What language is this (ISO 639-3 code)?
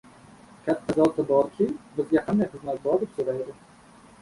uzb